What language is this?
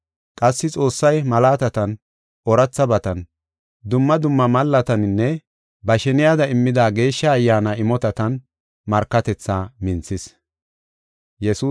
Gofa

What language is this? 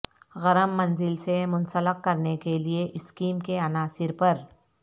Urdu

